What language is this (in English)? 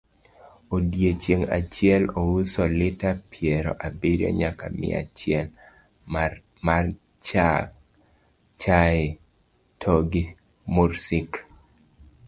Luo (Kenya and Tanzania)